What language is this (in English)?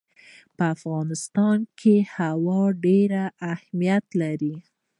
Pashto